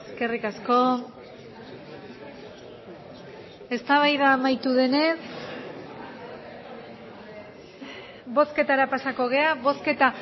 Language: Basque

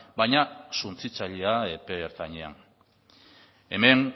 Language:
Basque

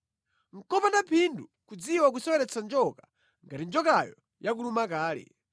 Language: Nyanja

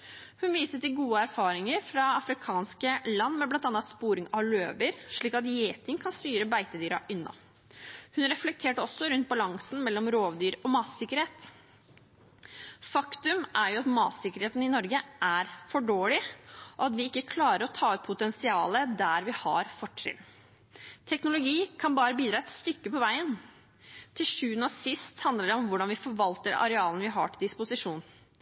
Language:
Norwegian Bokmål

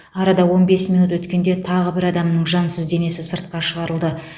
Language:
Kazakh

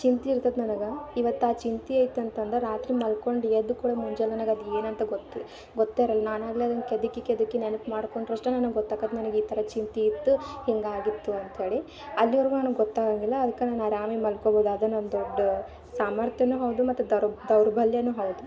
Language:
Kannada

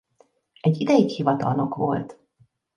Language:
Hungarian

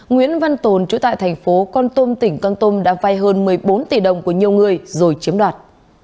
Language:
Vietnamese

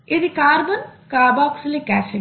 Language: Telugu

